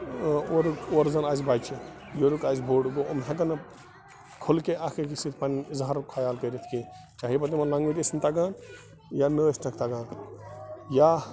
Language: Kashmiri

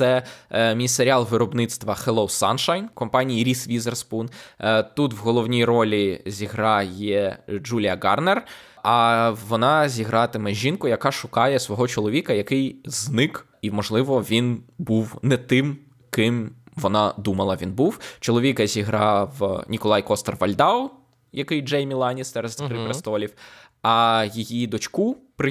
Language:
Ukrainian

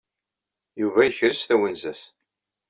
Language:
Kabyle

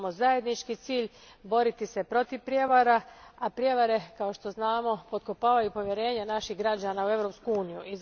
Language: Croatian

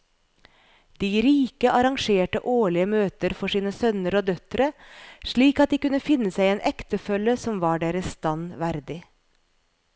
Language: Norwegian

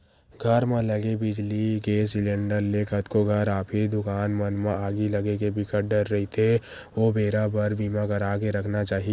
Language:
Chhattisgarhi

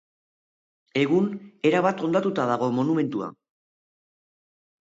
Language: Basque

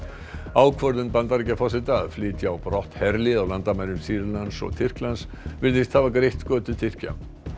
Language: Icelandic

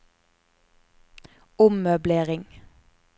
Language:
Norwegian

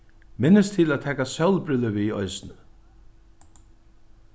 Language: Faroese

